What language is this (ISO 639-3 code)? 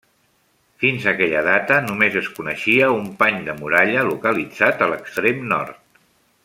cat